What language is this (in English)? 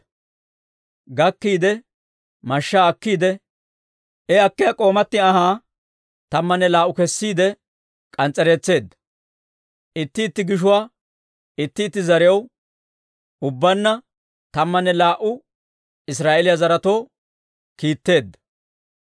Dawro